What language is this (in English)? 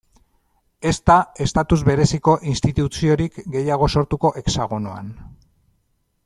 Basque